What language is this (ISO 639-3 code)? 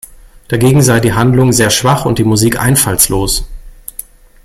deu